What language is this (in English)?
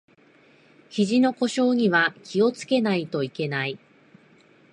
Japanese